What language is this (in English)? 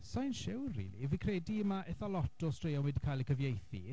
Welsh